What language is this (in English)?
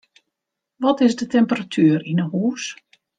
Western Frisian